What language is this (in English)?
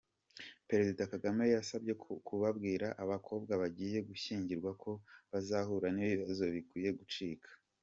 Kinyarwanda